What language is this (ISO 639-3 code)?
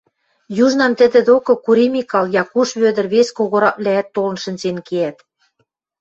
mrj